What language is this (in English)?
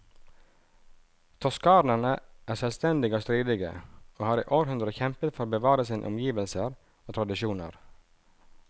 Norwegian